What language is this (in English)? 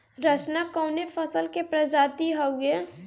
Bhojpuri